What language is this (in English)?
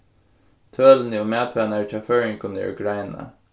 Faroese